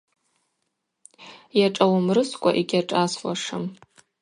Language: Abaza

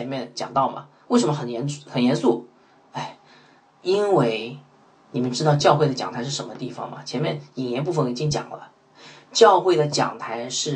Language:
Chinese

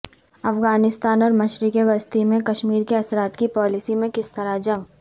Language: Urdu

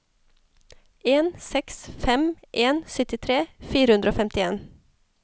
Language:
Norwegian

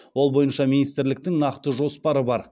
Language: Kazakh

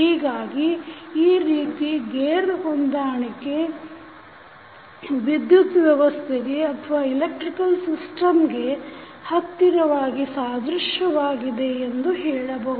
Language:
Kannada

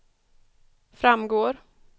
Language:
Swedish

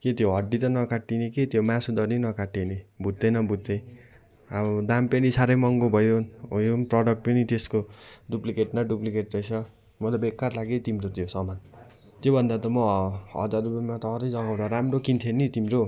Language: Nepali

